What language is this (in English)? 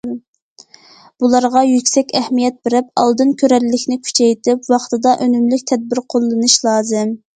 Uyghur